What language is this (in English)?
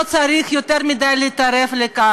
Hebrew